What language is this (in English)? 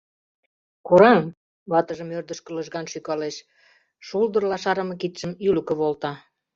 Mari